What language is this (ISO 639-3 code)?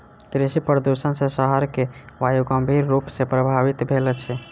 mai